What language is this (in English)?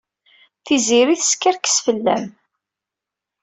Kabyle